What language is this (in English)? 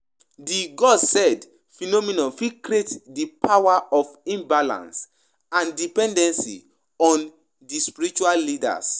Nigerian Pidgin